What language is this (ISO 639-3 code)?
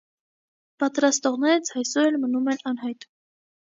hye